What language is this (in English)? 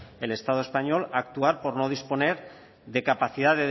Spanish